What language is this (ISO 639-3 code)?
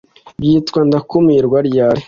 kin